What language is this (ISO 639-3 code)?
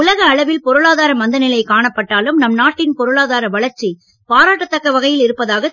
tam